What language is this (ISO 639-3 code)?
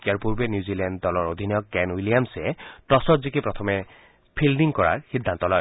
asm